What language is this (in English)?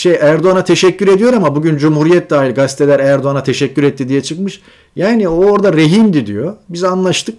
Turkish